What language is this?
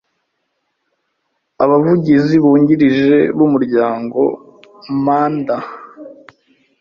Kinyarwanda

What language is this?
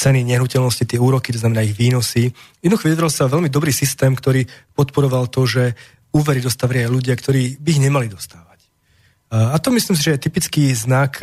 Slovak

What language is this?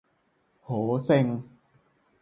Thai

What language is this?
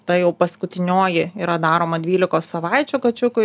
Lithuanian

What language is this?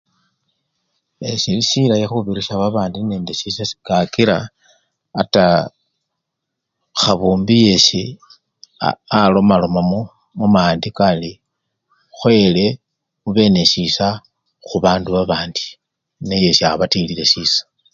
Luyia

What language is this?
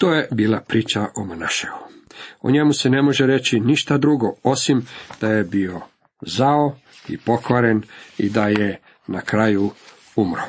Croatian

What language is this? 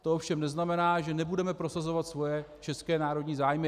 Czech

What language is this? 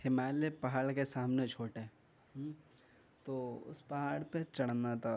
Urdu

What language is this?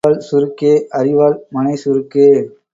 Tamil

